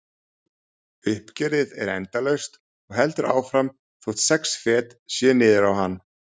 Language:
Icelandic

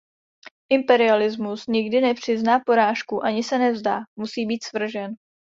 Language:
Czech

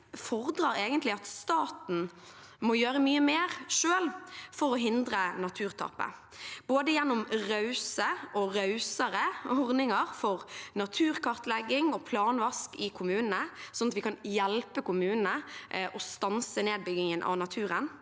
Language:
Norwegian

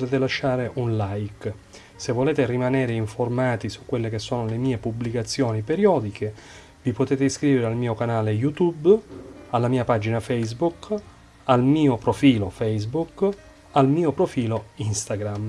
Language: Italian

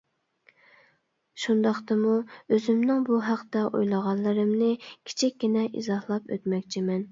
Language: Uyghur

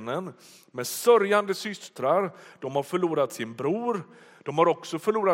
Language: Swedish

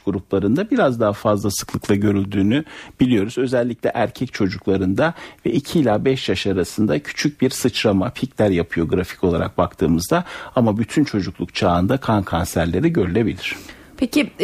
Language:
Turkish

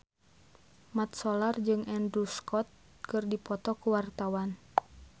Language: Sundanese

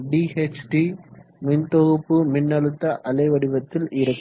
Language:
Tamil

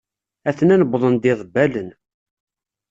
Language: Kabyle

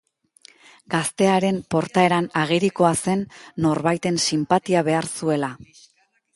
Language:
Basque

